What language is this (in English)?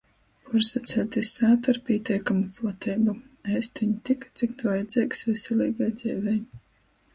Latgalian